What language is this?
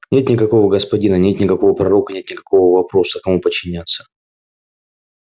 Russian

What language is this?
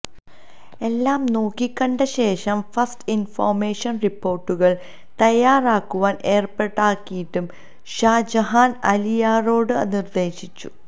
Malayalam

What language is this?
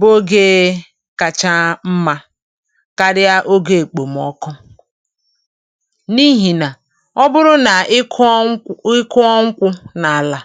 Igbo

